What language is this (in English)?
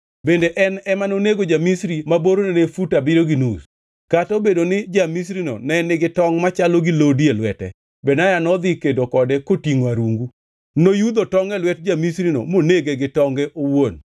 Luo (Kenya and Tanzania)